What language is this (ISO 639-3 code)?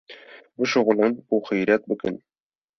kur